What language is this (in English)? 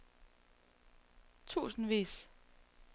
Danish